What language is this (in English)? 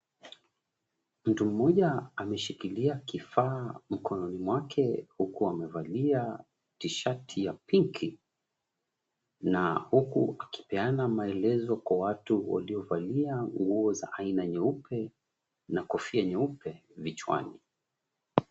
Swahili